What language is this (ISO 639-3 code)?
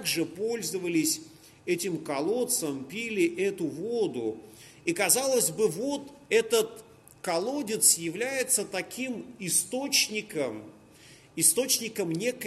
rus